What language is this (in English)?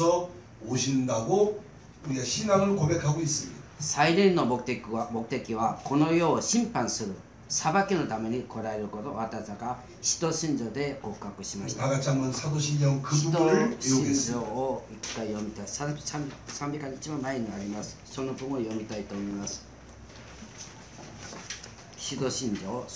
Korean